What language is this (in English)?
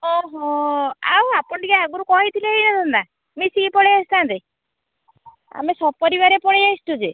Odia